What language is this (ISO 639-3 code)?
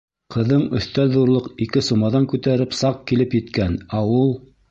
bak